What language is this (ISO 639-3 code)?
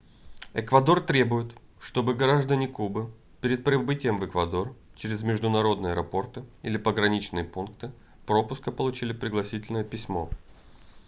rus